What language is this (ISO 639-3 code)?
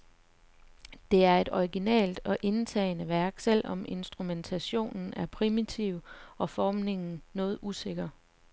dan